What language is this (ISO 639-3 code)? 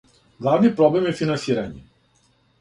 srp